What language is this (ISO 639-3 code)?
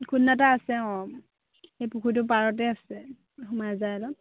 asm